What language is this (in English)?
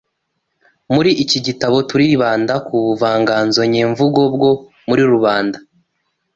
Kinyarwanda